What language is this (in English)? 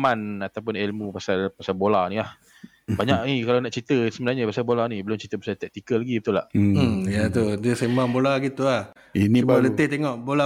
Malay